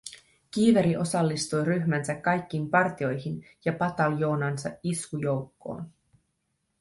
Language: Finnish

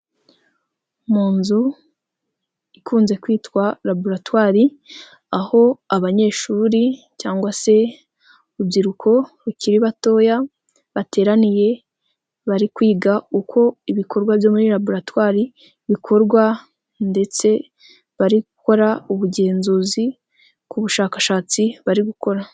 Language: Kinyarwanda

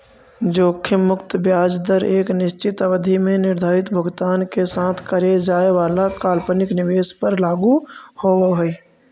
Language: Magahi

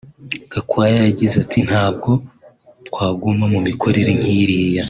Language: Kinyarwanda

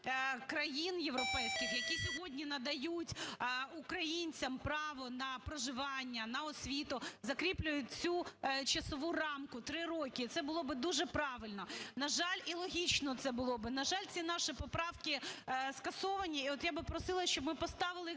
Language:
Ukrainian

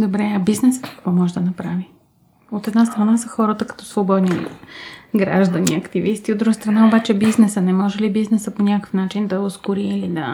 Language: Bulgarian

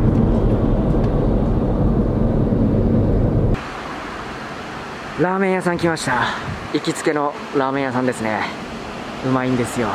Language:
Japanese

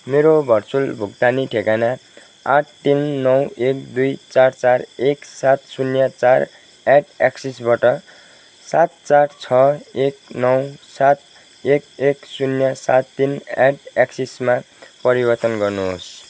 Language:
Nepali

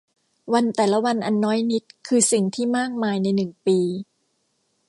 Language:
Thai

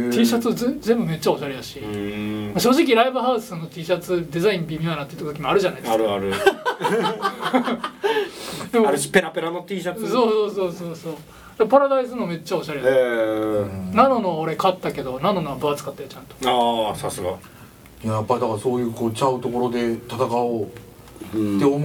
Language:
Japanese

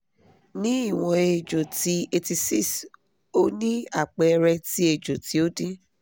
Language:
Yoruba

